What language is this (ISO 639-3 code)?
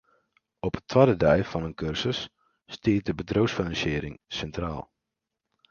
fry